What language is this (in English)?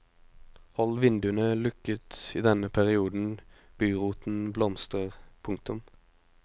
Norwegian